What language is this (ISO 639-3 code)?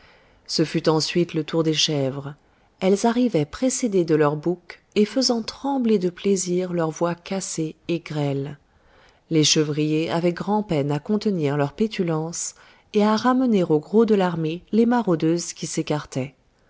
fra